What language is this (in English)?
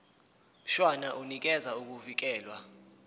Zulu